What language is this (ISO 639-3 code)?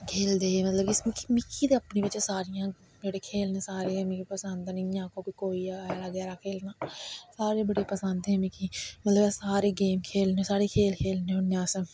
doi